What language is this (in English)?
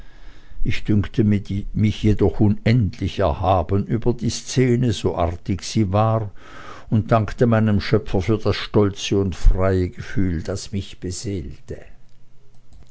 German